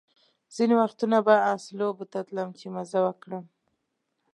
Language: Pashto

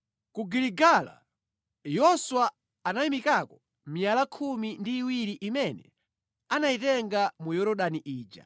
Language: Nyanja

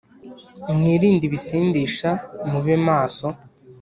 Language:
Kinyarwanda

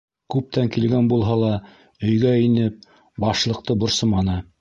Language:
Bashkir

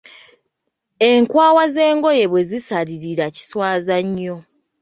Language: Ganda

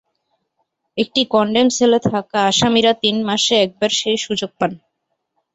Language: Bangla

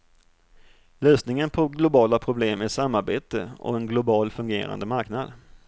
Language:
Swedish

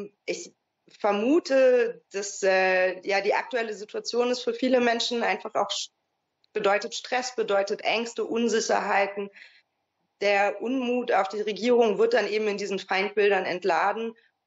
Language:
German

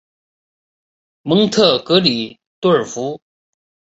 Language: Chinese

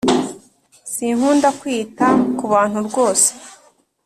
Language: Kinyarwanda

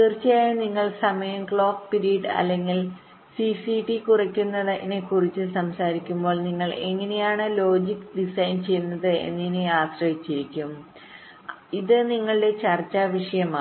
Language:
Malayalam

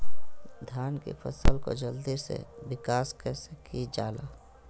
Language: Magahi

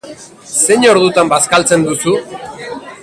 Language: Basque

